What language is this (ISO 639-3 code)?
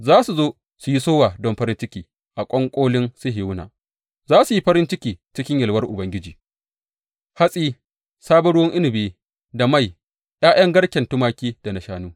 hau